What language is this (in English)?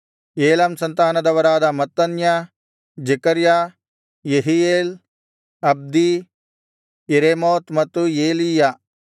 Kannada